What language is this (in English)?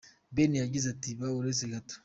Kinyarwanda